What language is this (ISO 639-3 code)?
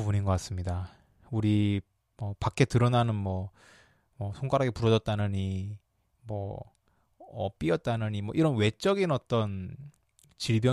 kor